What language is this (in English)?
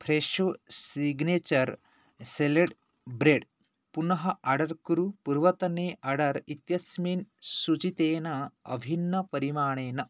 Sanskrit